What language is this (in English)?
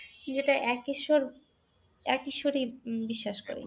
Bangla